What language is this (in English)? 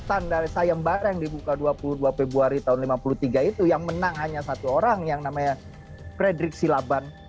Indonesian